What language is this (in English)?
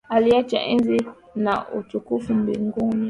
Swahili